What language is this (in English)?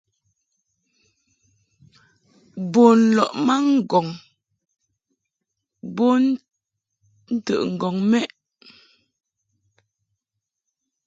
Mungaka